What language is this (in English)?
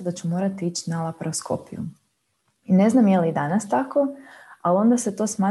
Croatian